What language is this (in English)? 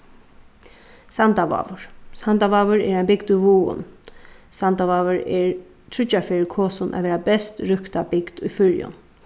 Faroese